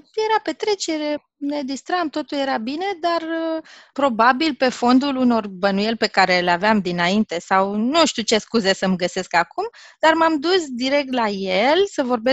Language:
Romanian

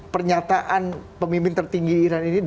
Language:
Indonesian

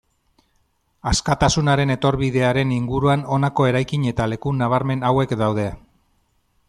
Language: Basque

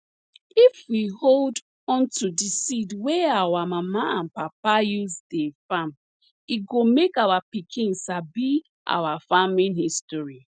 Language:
Nigerian Pidgin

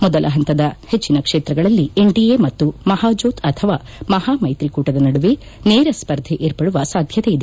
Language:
Kannada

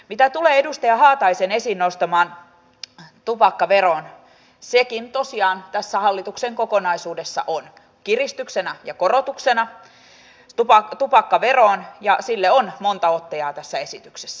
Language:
Finnish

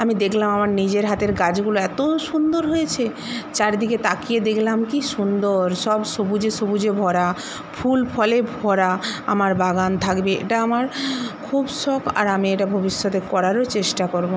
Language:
Bangla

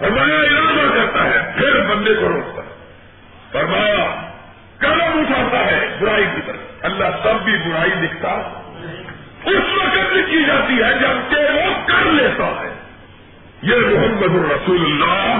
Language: Urdu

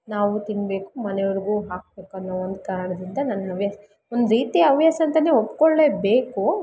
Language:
Kannada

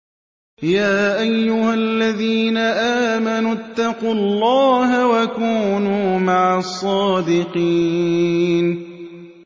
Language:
Arabic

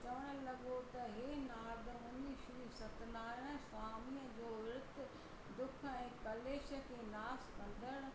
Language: Sindhi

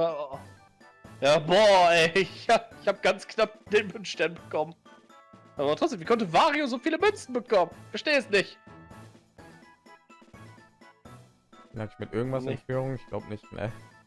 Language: German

